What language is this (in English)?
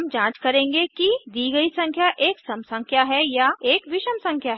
Hindi